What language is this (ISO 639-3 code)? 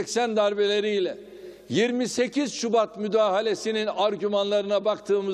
tur